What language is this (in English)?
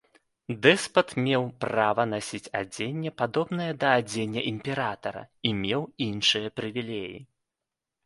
Belarusian